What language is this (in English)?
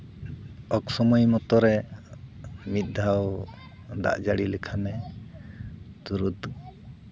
Santali